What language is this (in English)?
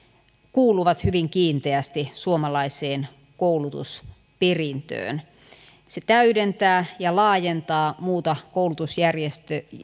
Finnish